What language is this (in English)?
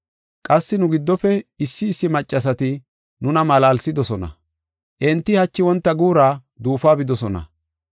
Gofa